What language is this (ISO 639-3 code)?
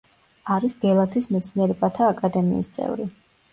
kat